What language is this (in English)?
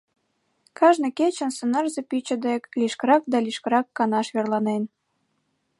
Mari